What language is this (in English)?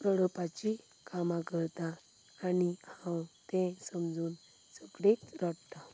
Konkani